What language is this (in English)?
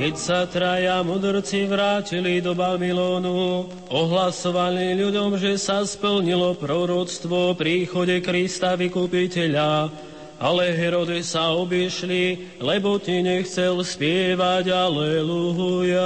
Slovak